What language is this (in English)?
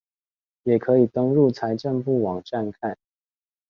Chinese